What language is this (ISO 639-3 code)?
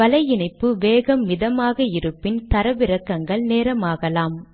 tam